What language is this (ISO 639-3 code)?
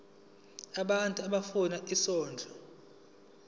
zul